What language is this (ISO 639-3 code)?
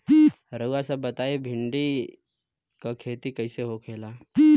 bho